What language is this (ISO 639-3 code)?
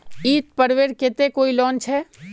mag